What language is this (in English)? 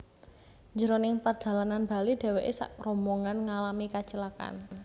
Javanese